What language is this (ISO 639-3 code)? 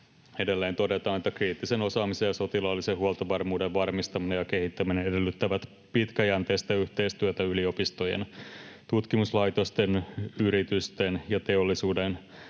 fin